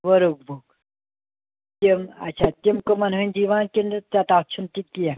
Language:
Kashmiri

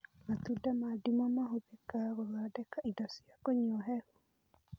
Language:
Kikuyu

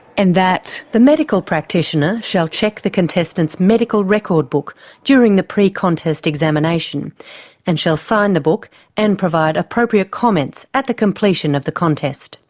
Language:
English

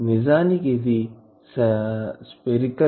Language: Telugu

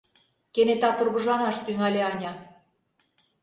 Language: Mari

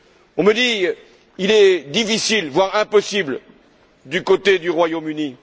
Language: French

